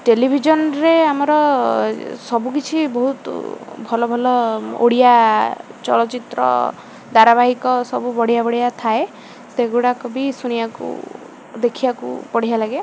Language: Odia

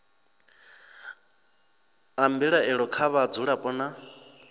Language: Venda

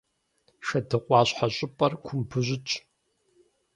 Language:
Kabardian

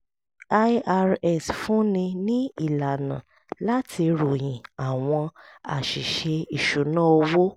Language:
Yoruba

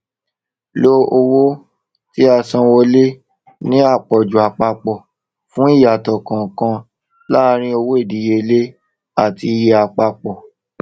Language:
Yoruba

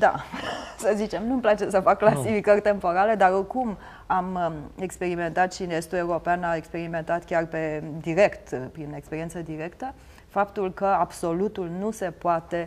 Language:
Romanian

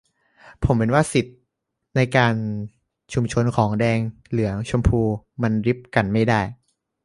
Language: Thai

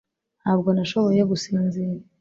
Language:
Kinyarwanda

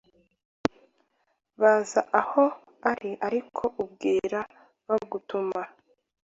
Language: Kinyarwanda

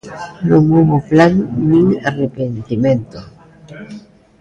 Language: Galician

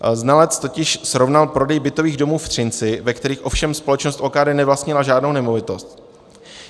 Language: Czech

